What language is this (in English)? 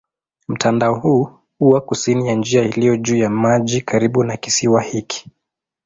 Swahili